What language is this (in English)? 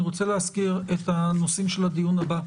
Hebrew